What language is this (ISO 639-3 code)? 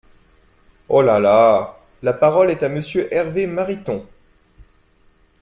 fra